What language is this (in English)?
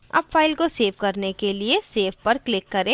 Hindi